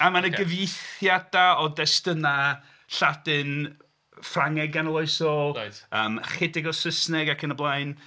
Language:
Welsh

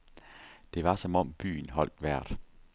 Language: Danish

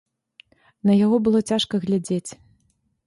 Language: Belarusian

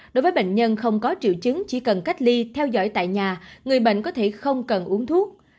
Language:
Vietnamese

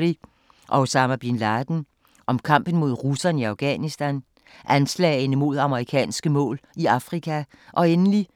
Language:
Danish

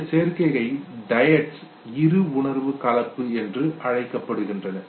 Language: Tamil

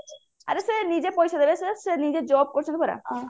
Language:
Odia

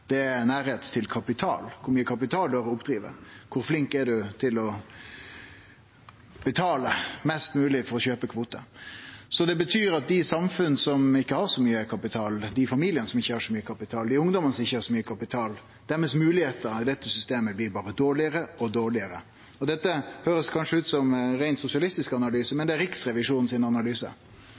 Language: Norwegian Nynorsk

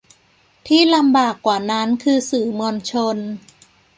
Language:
Thai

